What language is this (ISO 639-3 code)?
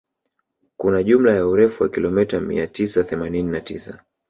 swa